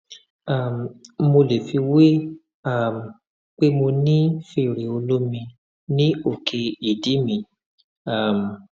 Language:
Yoruba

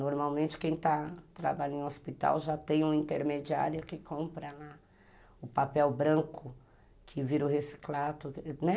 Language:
Portuguese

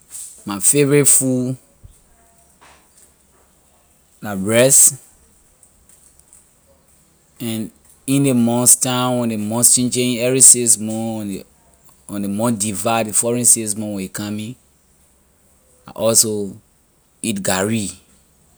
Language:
Liberian English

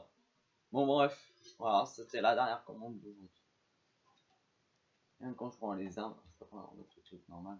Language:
French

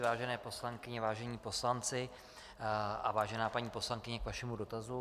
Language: Czech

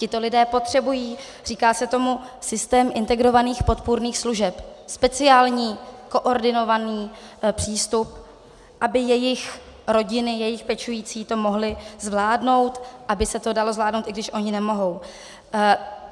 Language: Czech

